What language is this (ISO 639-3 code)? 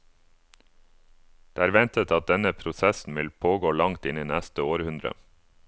nor